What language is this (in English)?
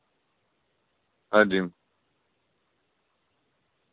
Russian